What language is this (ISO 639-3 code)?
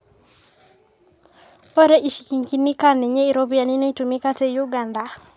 mas